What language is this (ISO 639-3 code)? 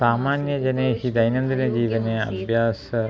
san